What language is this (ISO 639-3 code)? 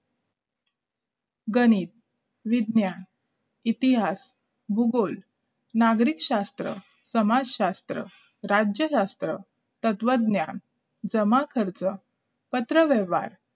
mar